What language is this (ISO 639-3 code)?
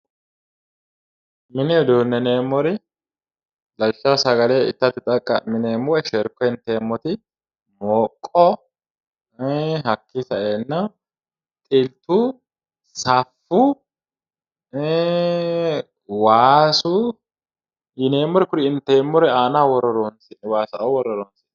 sid